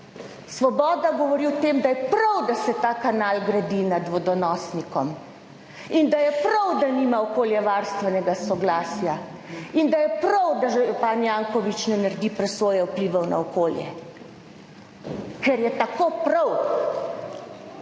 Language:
Slovenian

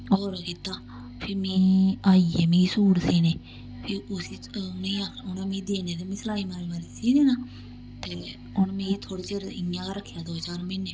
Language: Dogri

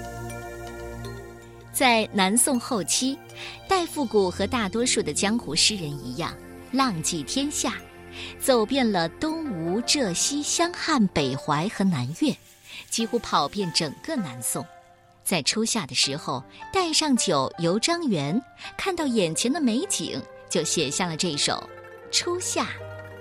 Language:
Chinese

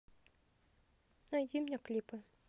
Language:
Russian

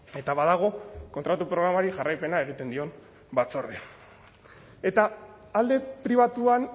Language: Basque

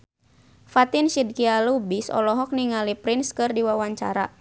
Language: Sundanese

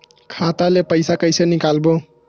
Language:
Chhattisgarhi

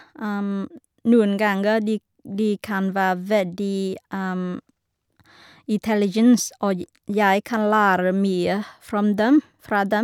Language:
Norwegian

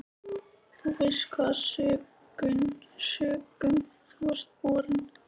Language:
Icelandic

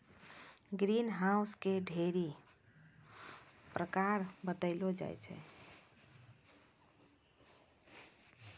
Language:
Maithili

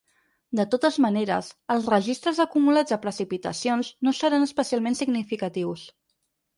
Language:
Catalan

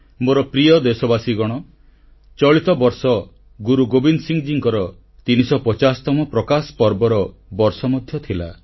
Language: Odia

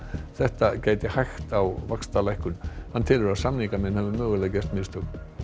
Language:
Icelandic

